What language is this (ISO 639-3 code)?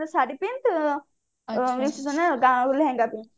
ori